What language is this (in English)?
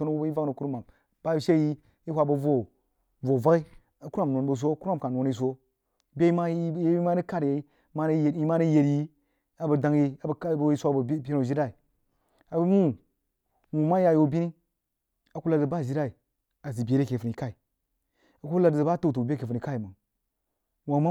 Jiba